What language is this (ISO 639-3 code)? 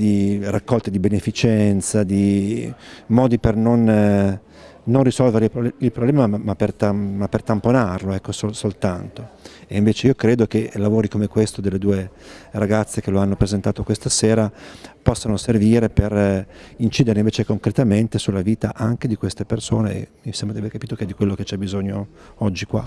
ita